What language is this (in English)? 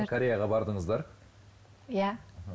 Kazakh